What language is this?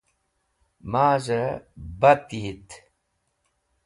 Wakhi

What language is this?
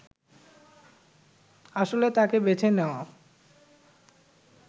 Bangla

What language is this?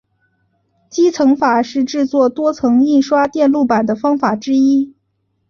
Chinese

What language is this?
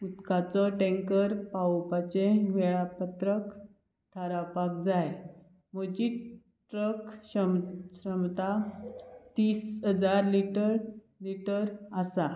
Konkani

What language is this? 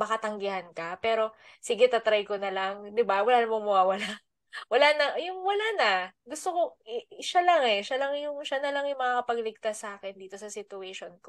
Filipino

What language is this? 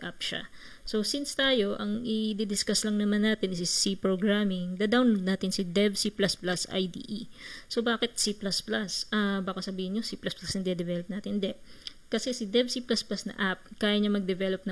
Filipino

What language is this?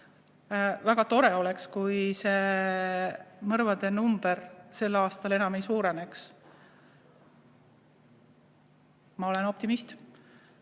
Estonian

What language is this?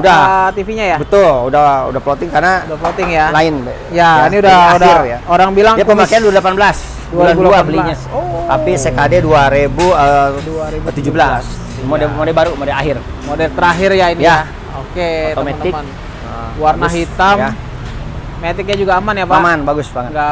Indonesian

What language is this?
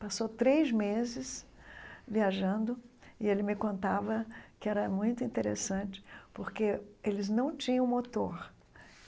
Portuguese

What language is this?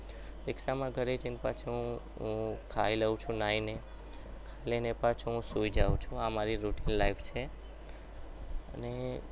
Gujarati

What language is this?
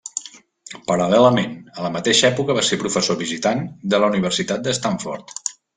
Catalan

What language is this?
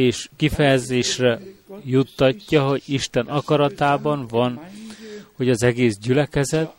Hungarian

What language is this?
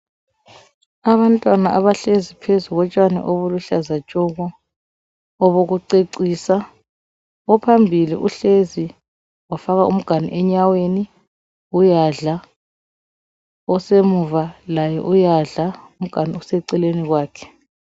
North Ndebele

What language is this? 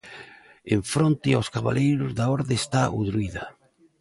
Galician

